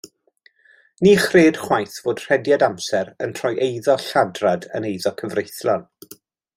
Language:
Welsh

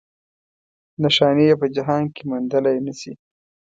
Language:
Pashto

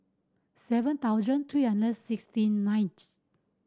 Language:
English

